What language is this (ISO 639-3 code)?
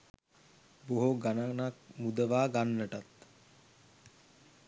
sin